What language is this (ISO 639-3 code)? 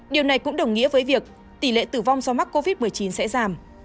vie